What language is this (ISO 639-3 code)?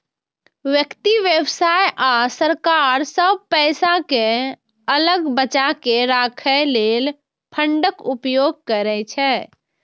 mai